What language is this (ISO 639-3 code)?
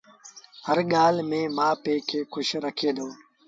sbn